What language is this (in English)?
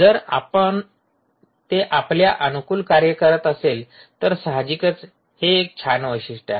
Marathi